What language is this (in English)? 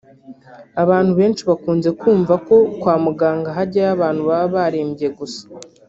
Kinyarwanda